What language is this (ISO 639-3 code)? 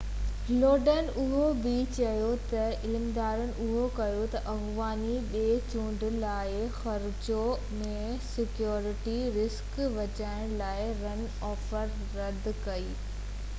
snd